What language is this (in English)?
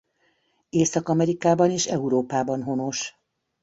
Hungarian